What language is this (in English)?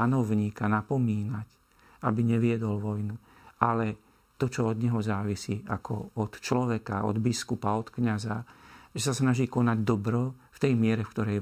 Slovak